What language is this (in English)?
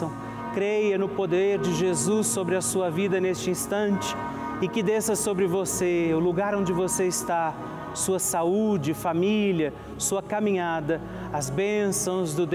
Portuguese